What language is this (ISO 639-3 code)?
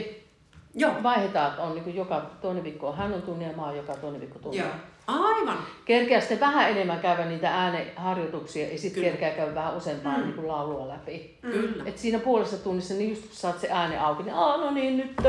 fin